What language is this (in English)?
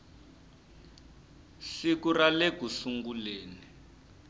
Tsonga